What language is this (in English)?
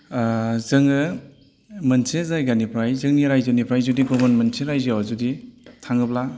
Bodo